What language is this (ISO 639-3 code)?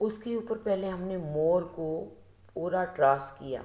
hin